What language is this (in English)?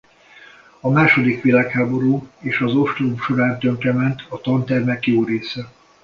Hungarian